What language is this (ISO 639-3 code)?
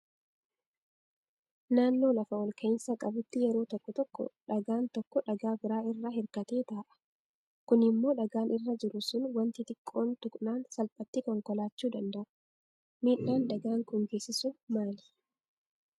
orm